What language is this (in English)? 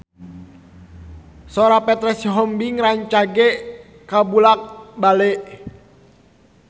Sundanese